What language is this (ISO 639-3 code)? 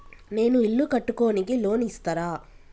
tel